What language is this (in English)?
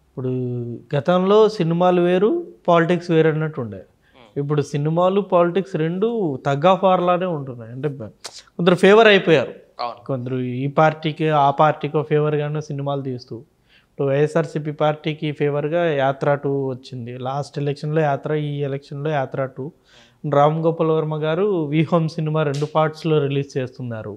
Telugu